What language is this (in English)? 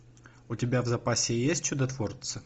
Russian